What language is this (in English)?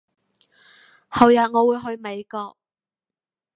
Cantonese